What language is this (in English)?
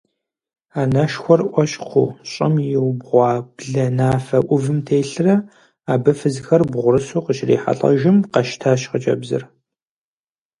Kabardian